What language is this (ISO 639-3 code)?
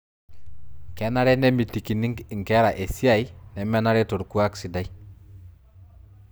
mas